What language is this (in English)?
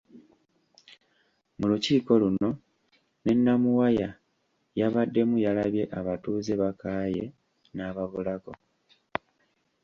Ganda